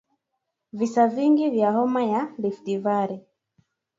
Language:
Swahili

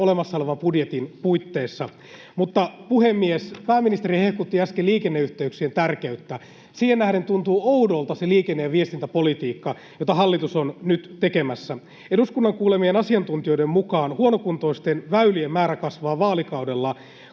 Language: Finnish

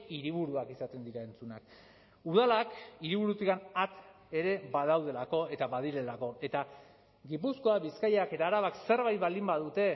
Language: Basque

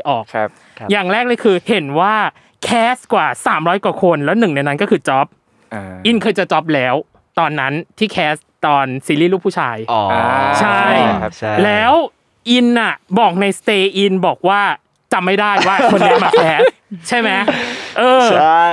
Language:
Thai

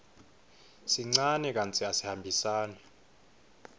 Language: Swati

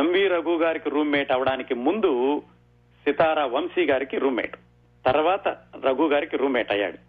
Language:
Telugu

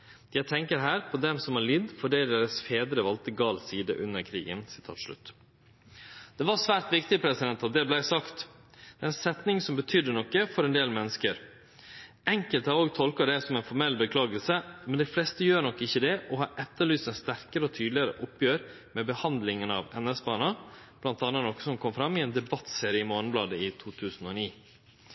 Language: Norwegian Nynorsk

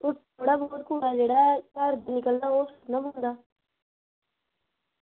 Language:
Dogri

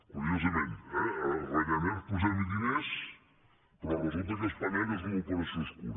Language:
Catalan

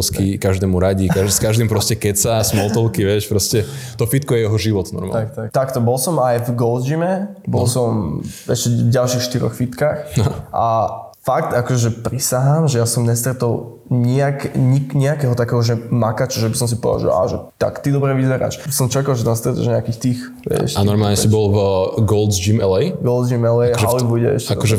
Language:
Slovak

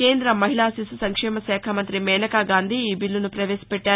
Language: Telugu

